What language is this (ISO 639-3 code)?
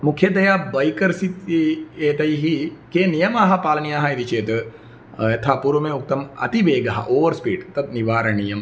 san